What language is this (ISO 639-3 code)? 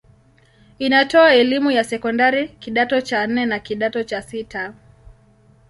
swa